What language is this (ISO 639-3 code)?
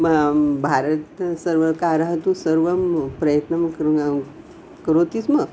san